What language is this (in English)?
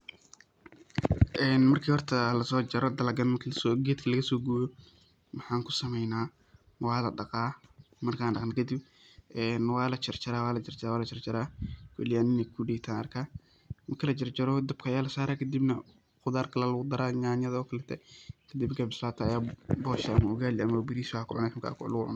Somali